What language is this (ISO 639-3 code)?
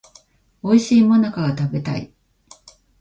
jpn